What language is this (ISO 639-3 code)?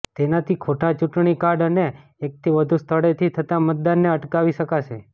guj